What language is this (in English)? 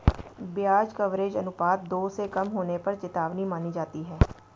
Hindi